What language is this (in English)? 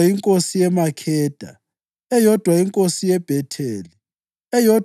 North Ndebele